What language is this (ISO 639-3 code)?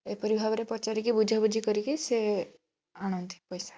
ori